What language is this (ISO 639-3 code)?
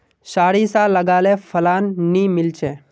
mag